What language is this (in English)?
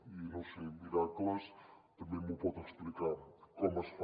Catalan